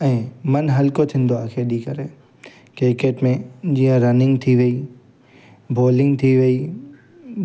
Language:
Sindhi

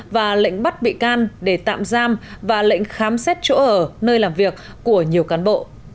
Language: Vietnamese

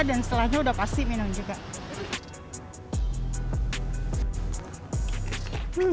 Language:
Indonesian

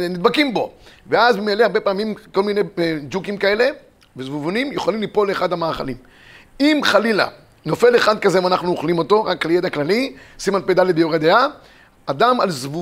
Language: Hebrew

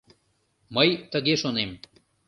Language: Mari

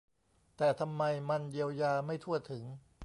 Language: Thai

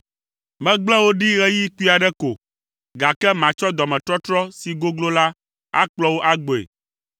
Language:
Ewe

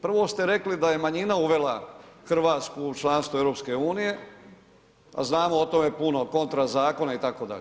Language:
Croatian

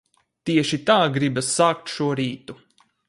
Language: Latvian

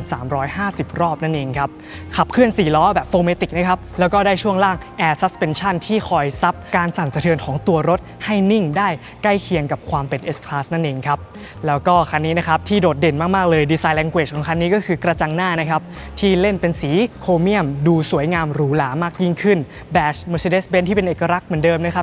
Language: Thai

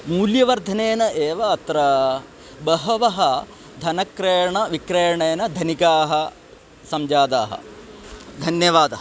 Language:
Sanskrit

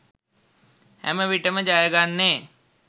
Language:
Sinhala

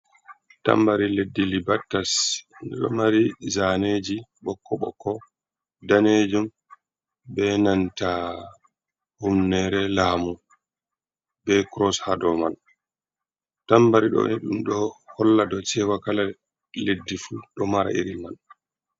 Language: Fula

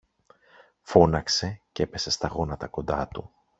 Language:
Greek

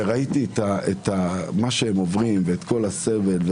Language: Hebrew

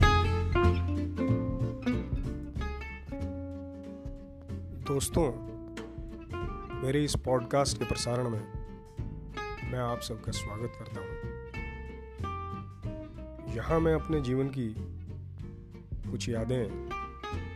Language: Hindi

